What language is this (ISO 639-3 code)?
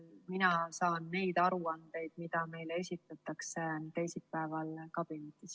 est